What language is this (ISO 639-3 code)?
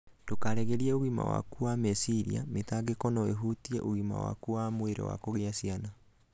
kik